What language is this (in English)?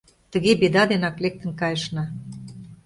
Mari